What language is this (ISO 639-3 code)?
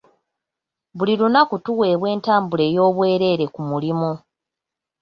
lug